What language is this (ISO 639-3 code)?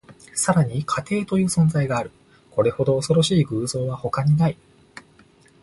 jpn